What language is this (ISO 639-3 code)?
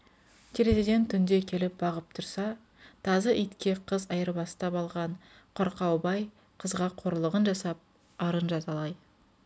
kaz